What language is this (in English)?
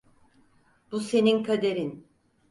Turkish